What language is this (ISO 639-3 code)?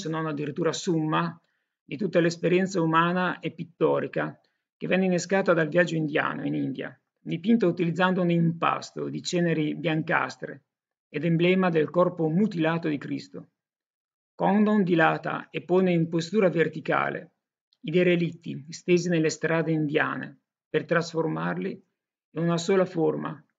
ita